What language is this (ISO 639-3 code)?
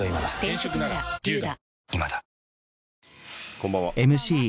jpn